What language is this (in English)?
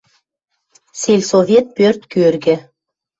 Western Mari